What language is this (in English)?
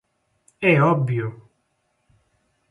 Galician